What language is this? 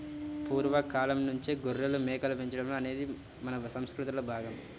Telugu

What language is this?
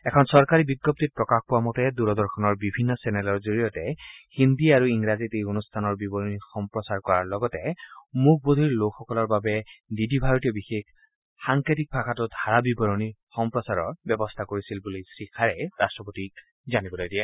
Assamese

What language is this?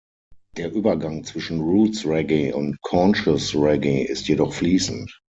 German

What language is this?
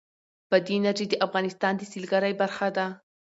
Pashto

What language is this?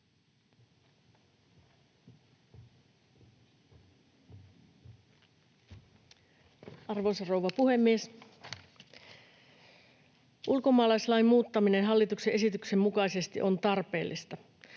Finnish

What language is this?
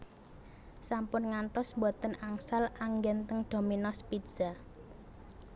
Javanese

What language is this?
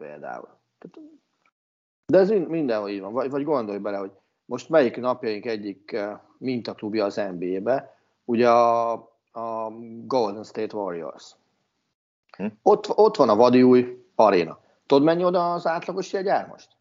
Hungarian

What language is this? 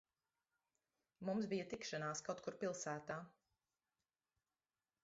Latvian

